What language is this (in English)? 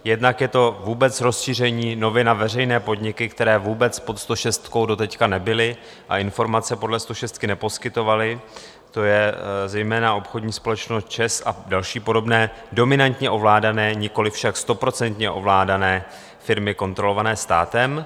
Czech